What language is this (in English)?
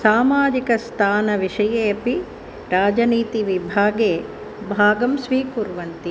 Sanskrit